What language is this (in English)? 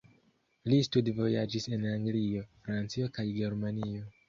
Esperanto